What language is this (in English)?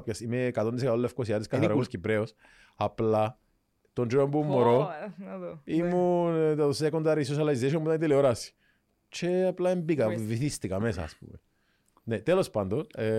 Greek